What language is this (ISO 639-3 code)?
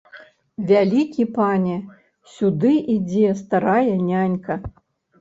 bel